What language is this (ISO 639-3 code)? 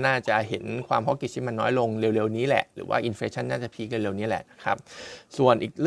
tha